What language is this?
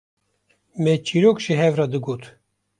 Kurdish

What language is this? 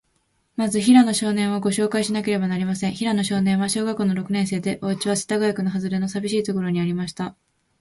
Japanese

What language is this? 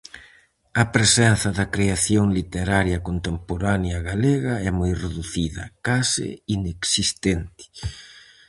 Galician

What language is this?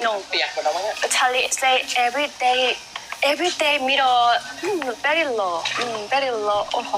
Thai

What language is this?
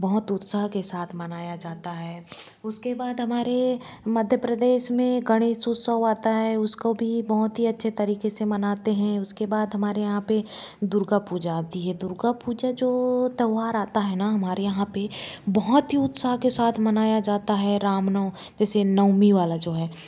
Hindi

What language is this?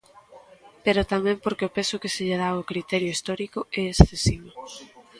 Galician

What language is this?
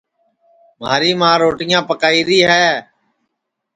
Sansi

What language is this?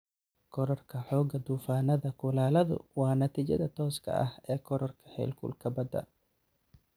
Somali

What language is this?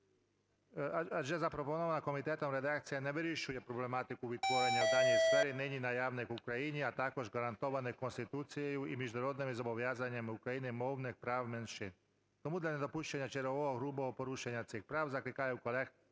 Ukrainian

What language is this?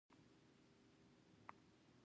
Pashto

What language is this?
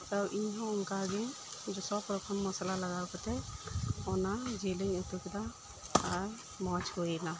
Santali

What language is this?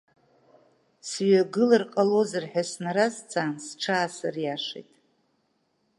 Abkhazian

